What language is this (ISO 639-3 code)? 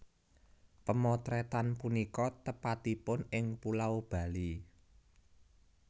jav